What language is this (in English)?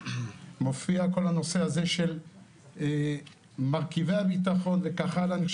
Hebrew